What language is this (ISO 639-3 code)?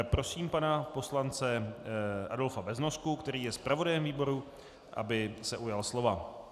ces